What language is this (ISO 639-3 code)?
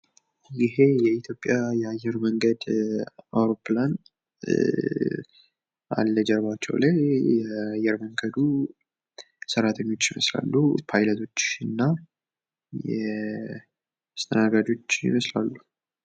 amh